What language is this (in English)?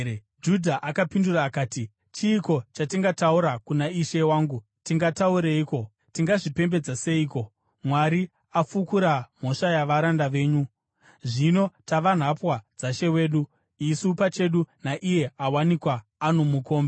Shona